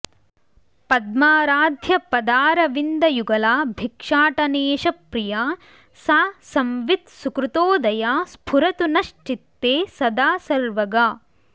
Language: Sanskrit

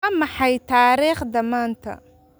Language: Somali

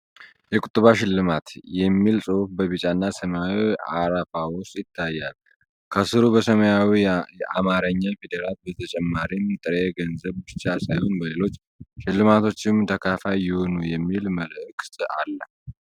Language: Amharic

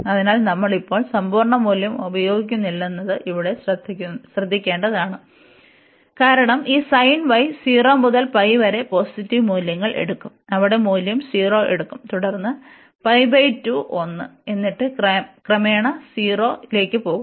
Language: Malayalam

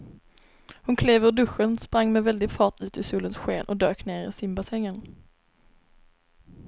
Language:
Swedish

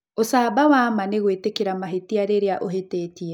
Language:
Kikuyu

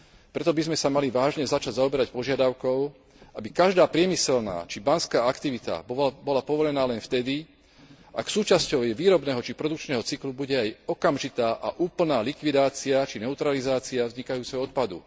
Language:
Slovak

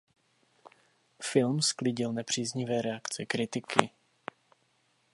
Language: Czech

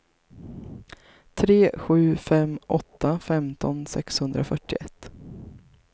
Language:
Swedish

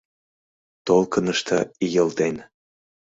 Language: Mari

